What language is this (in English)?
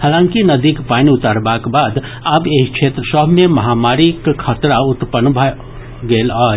Maithili